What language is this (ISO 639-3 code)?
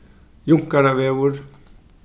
fao